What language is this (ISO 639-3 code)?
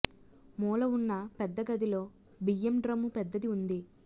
tel